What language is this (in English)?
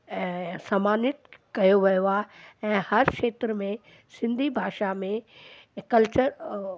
Sindhi